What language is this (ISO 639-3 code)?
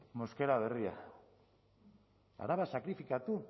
eus